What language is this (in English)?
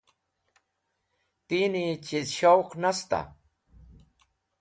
Wakhi